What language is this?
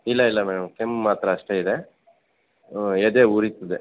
Kannada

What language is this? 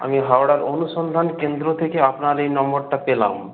Bangla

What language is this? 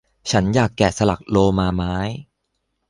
Thai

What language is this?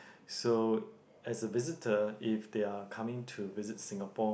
English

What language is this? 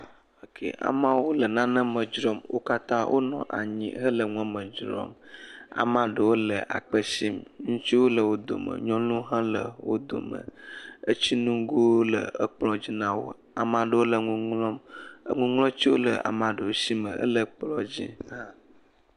Ewe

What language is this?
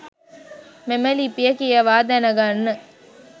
Sinhala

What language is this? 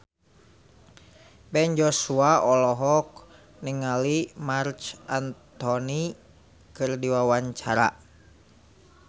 Sundanese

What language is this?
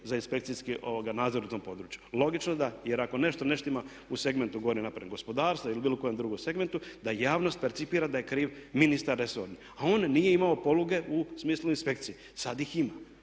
Croatian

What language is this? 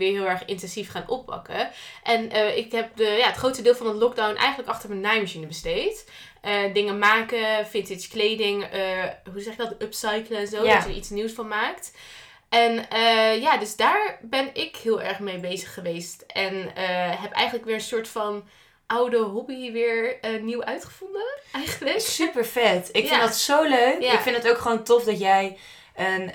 Dutch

